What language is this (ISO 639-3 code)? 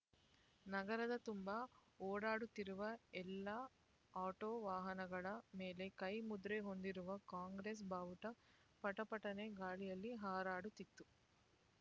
kan